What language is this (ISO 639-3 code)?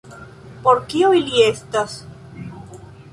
epo